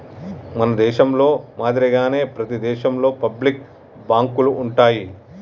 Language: Telugu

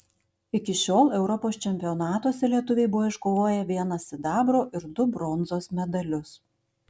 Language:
Lithuanian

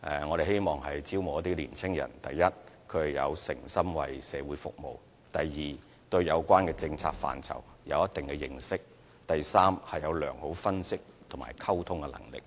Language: Cantonese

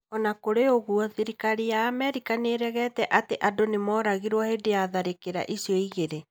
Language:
Kikuyu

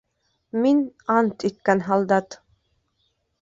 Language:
Bashkir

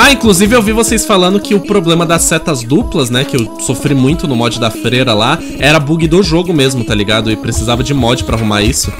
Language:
Portuguese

